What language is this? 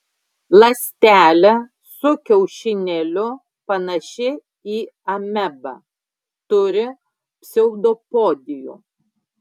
Lithuanian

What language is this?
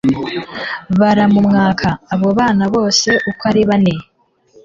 Kinyarwanda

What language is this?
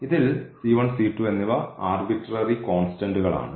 Malayalam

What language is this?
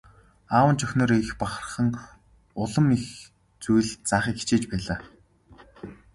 Mongolian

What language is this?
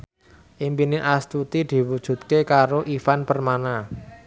Javanese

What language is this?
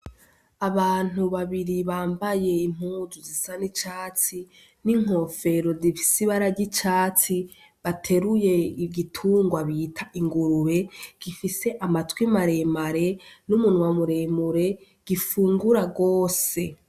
Rundi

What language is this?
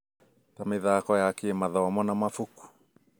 Kikuyu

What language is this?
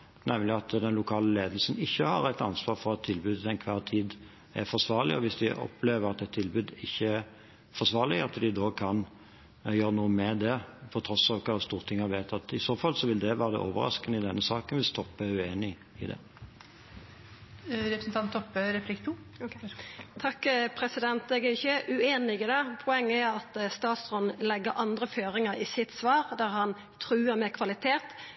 Norwegian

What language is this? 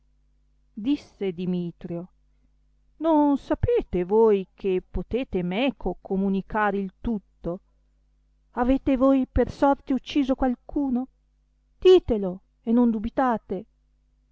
Italian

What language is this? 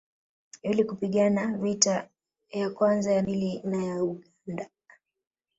Swahili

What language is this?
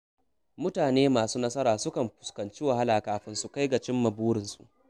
Hausa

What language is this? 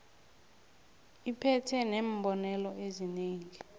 South Ndebele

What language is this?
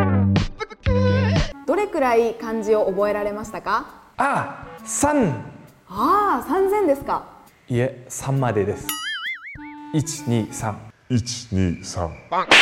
Japanese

